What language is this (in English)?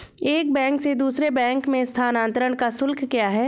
Hindi